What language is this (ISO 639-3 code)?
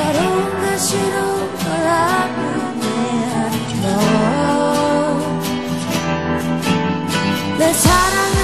kor